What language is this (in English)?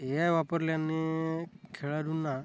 Marathi